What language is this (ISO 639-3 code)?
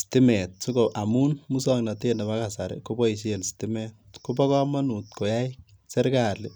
kln